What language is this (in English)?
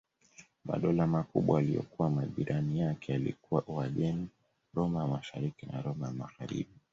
Swahili